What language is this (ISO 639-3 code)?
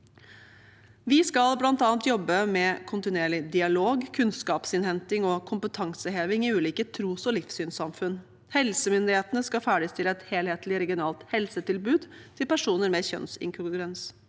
nor